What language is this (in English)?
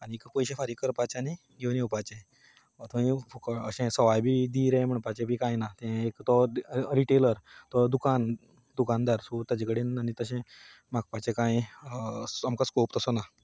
Konkani